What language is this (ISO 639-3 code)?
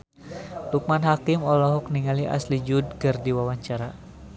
sun